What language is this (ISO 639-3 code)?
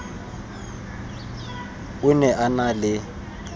tsn